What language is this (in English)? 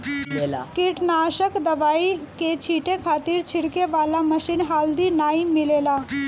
Bhojpuri